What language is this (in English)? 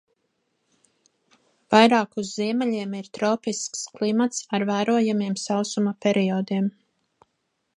Latvian